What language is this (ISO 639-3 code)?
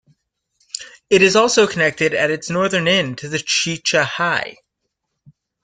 eng